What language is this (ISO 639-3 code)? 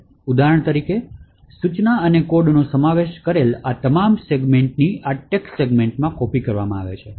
guj